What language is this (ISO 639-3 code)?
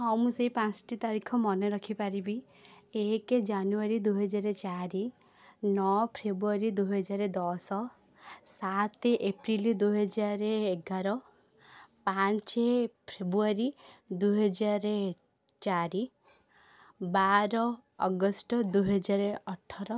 ori